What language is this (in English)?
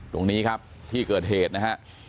Thai